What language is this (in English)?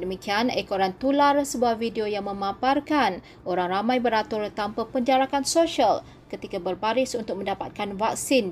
Malay